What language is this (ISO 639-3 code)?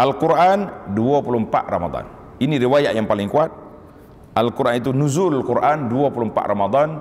msa